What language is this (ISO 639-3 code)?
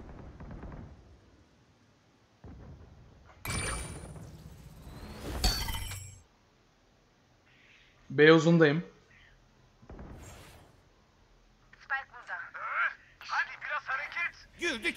tur